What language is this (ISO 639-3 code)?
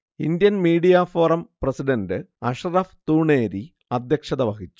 mal